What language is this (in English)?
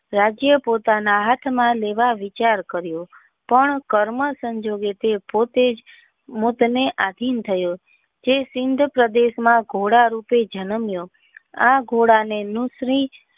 Gujarati